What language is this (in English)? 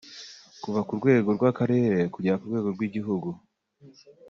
Kinyarwanda